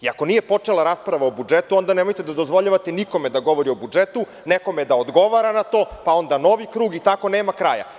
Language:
Serbian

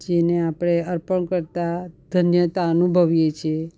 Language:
Gujarati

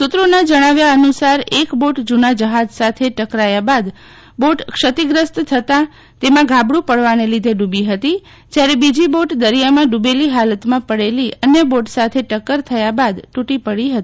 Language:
Gujarati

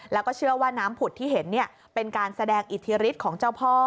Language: Thai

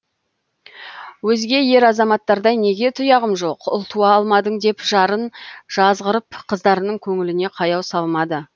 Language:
Kazakh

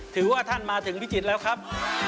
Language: Thai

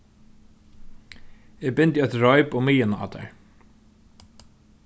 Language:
Faroese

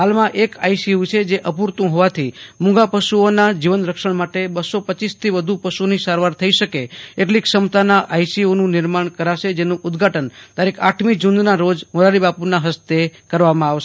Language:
Gujarati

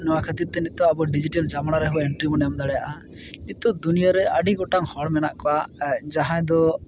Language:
Santali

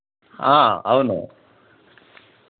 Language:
Telugu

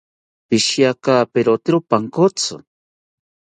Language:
South Ucayali Ashéninka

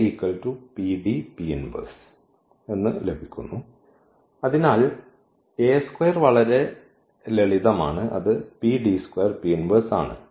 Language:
Malayalam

